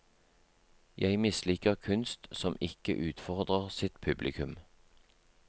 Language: Norwegian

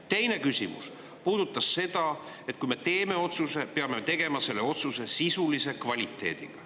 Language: Estonian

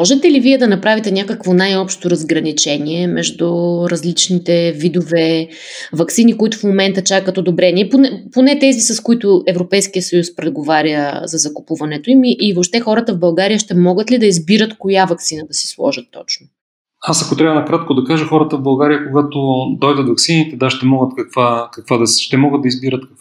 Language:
Bulgarian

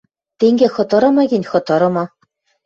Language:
Western Mari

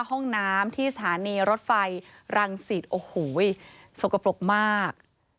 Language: Thai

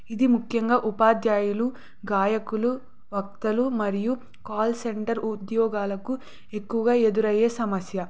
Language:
Telugu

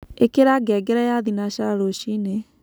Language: Kikuyu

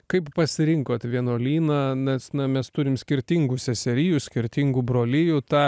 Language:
Lithuanian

